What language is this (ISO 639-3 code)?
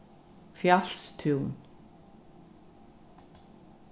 fao